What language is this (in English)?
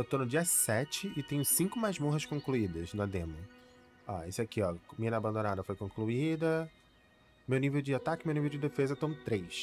Portuguese